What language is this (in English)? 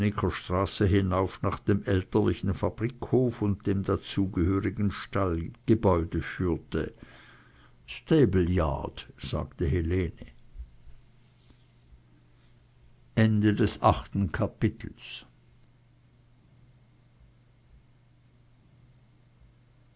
German